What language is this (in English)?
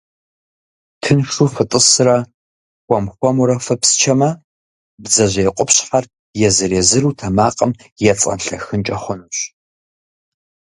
Kabardian